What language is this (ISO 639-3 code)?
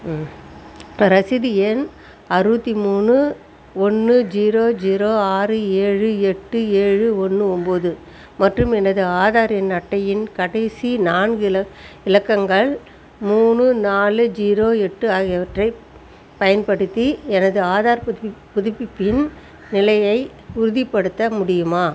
tam